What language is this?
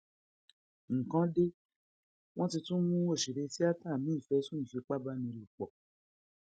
Yoruba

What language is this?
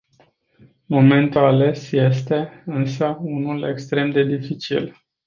Romanian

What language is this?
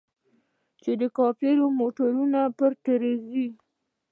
Pashto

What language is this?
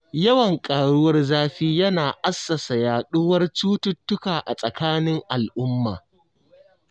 Hausa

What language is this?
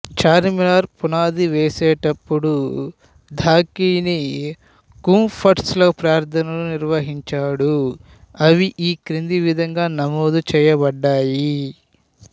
Telugu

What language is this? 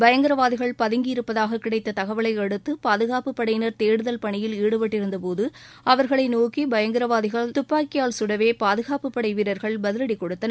Tamil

